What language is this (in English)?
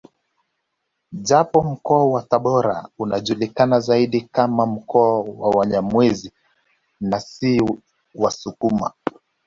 Swahili